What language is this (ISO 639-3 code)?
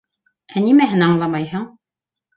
bak